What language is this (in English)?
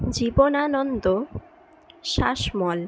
Bangla